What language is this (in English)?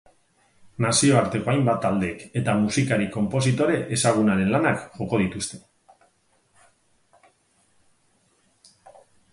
Basque